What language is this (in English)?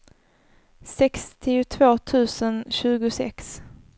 Swedish